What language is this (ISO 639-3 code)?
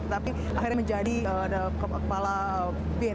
ind